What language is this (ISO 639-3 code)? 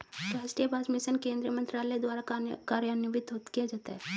hin